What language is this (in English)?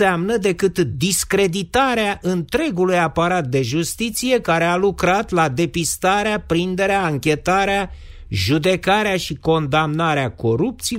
Romanian